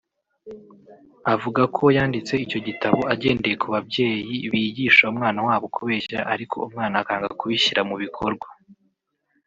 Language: Kinyarwanda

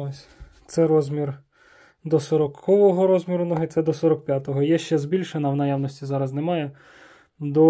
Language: Ukrainian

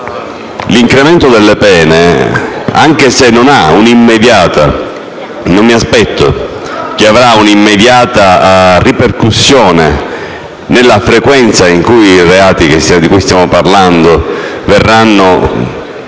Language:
Italian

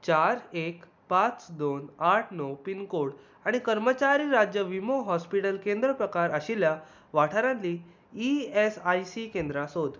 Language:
Konkani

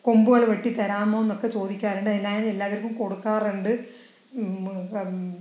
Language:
Malayalam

